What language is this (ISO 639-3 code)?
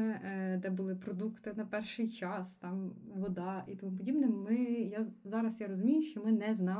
ukr